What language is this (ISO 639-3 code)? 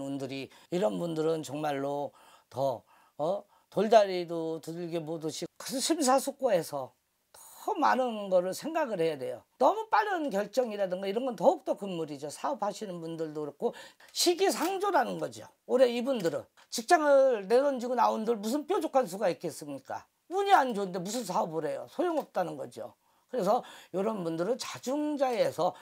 kor